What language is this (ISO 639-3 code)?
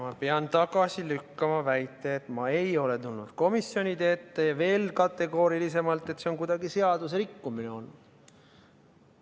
est